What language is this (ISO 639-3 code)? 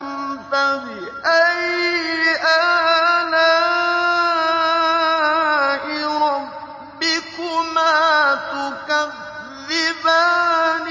ara